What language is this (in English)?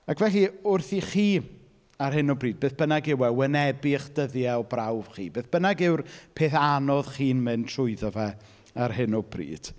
Welsh